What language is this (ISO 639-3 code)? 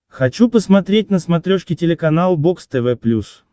rus